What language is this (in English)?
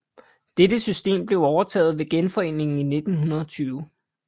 Danish